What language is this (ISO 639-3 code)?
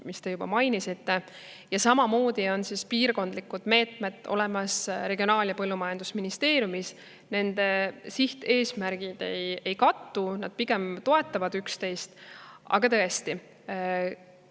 est